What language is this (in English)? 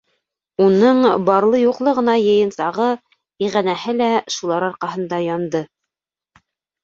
Bashkir